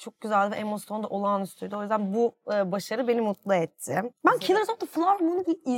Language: Turkish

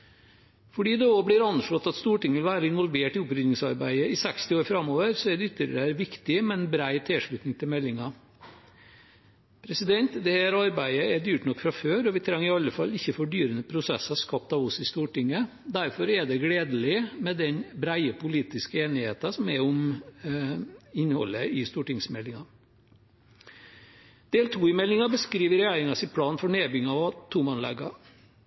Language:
Norwegian Bokmål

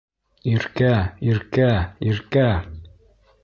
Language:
Bashkir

